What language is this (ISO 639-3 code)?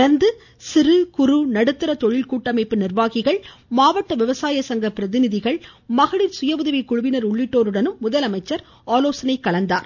tam